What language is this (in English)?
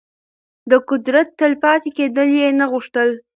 Pashto